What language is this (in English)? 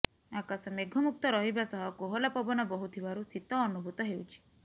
Odia